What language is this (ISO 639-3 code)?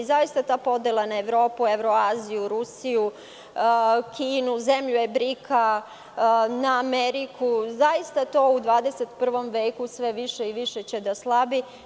srp